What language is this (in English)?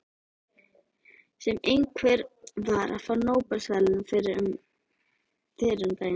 Icelandic